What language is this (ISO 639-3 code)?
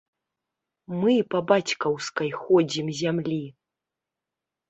bel